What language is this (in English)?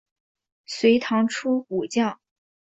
Chinese